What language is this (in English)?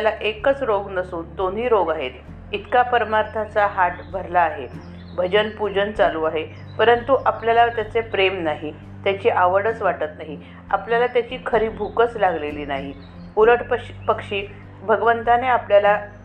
Marathi